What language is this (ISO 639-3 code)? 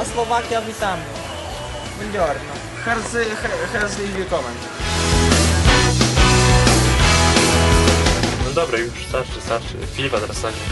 pol